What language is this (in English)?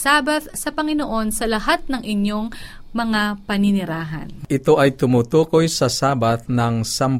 Filipino